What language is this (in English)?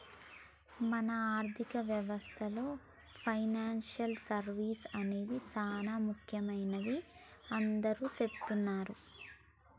Telugu